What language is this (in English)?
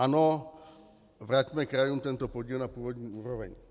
Czech